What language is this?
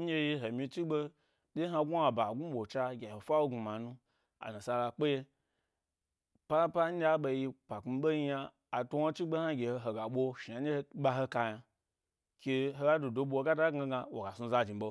Gbari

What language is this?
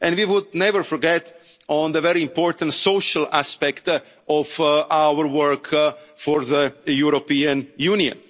English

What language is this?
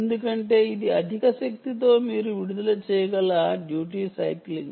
Telugu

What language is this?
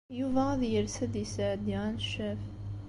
Kabyle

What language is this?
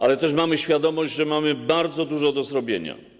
Polish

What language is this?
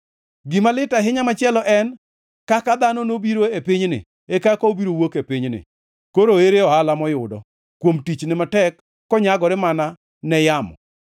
Luo (Kenya and Tanzania)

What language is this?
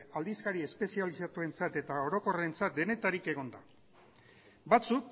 Basque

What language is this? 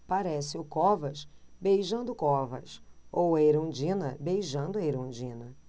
Portuguese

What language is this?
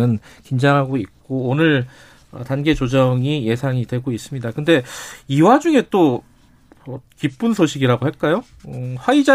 Korean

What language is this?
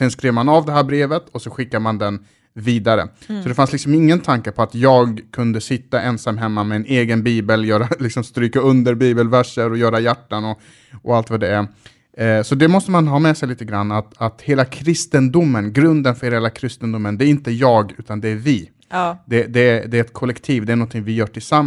Swedish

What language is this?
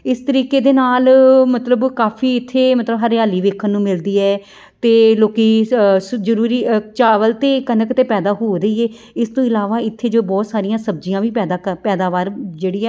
Punjabi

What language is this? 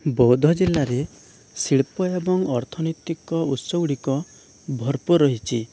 Odia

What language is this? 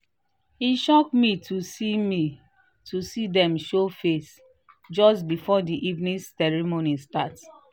Nigerian Pidgin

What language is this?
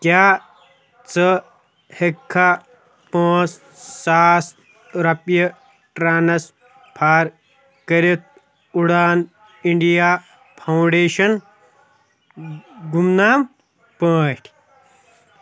Kashmiri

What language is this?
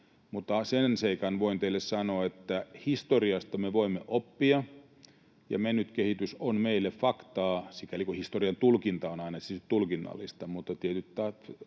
Finnish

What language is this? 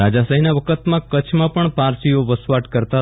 Gujarati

